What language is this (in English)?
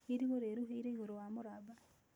Kikuyu